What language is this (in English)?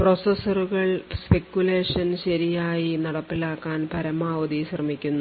Malayalam